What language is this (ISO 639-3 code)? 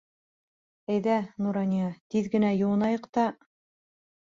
bak